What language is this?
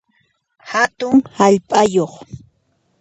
Puno Quechua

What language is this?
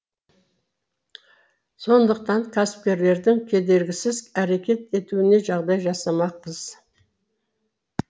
Kazakh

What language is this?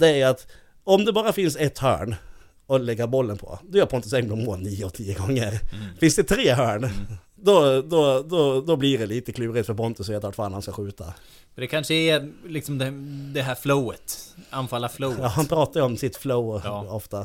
Swedish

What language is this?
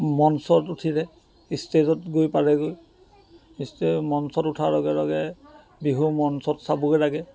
Assamese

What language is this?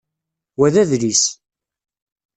Kabyle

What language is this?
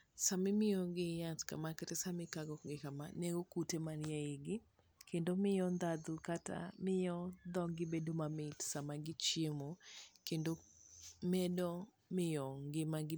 Luo (Kenya and Tanzania)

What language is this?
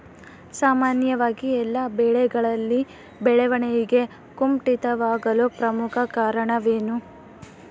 Kannada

